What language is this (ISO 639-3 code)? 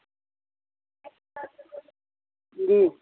doi